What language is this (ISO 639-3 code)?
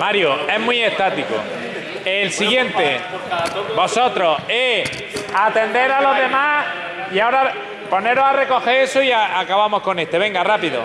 spa